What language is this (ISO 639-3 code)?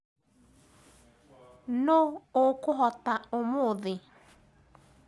kik